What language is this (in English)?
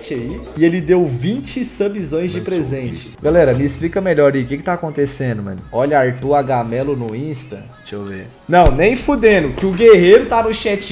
Portuguese